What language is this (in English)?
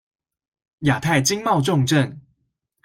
Chinese